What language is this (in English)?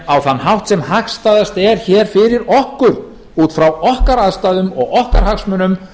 Icelandic